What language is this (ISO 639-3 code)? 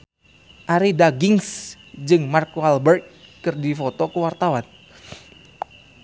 sun